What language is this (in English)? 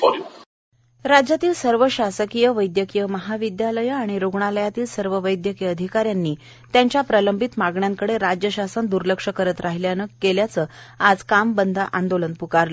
Marathi